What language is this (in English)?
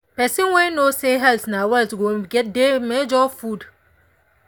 Nigerian Pidgin